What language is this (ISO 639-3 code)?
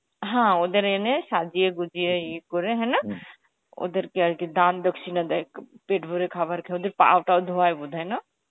ben